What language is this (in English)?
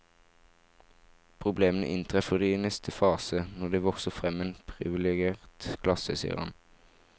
Norwegian